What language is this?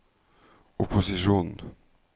Norwegian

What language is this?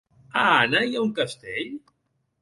Catalan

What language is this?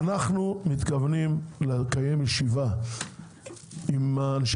Hebrew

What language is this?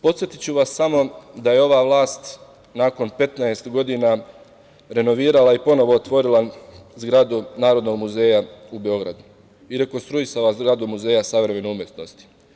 Serbian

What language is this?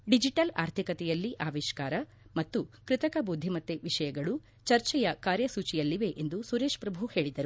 Kannada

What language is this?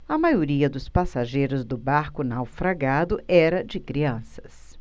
Portuguese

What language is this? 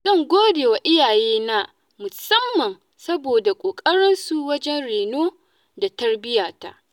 Hausa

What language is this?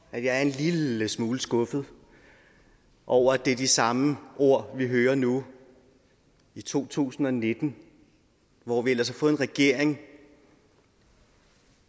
Danish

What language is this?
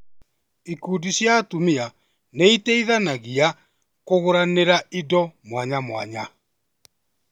Kikuyu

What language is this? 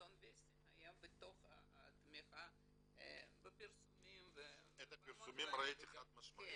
Hebrew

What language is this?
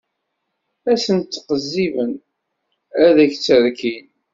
Kabyle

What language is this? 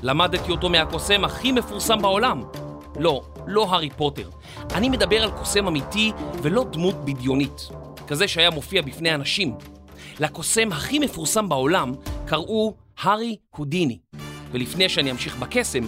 Hebrew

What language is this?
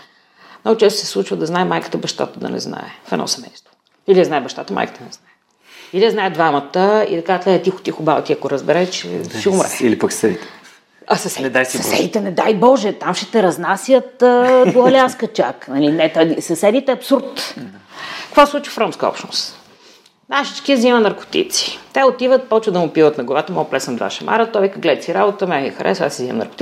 Bulgarian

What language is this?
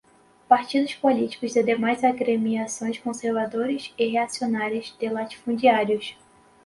Portuguese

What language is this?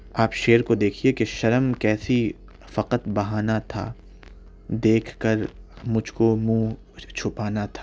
Urdu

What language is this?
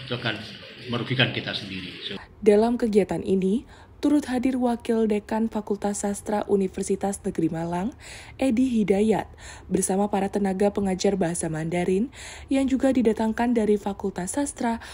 Indonesian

